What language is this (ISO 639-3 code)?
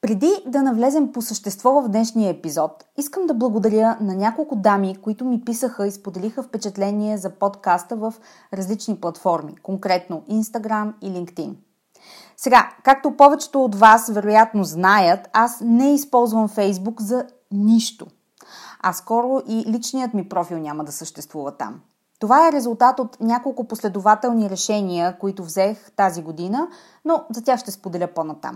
bul